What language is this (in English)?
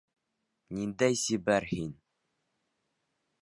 Bashkir